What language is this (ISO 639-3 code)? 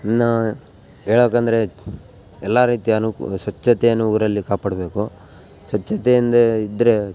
kan